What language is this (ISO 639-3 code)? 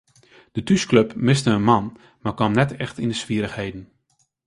fry